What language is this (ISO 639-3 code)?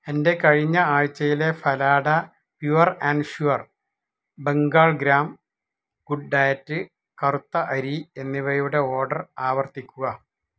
mal